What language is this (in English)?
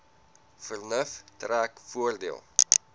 Afrikaans